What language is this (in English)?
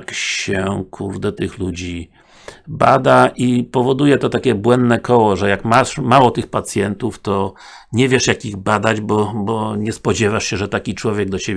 Polish